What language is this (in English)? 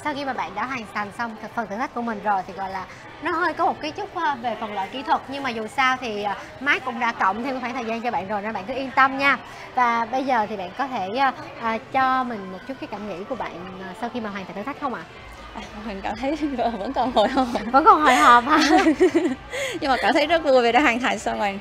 Vietnamese